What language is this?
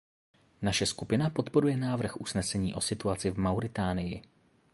Czech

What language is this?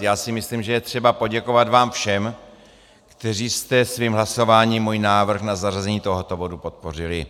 Czech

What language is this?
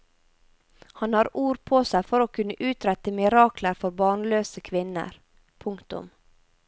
Norwegian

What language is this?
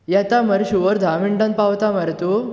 Konkani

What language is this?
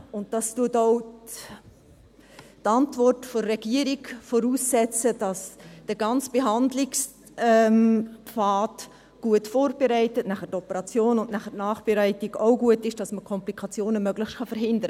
Swiss German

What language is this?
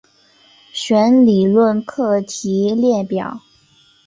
Chinese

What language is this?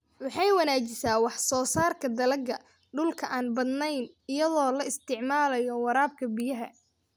Somali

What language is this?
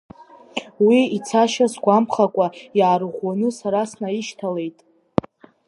Abkhazian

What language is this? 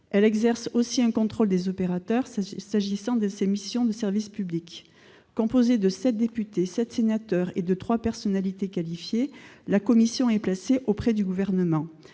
French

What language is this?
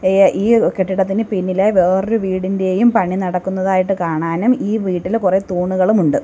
Malayalam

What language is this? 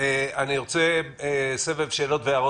Hebrew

